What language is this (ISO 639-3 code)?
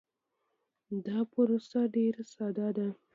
pus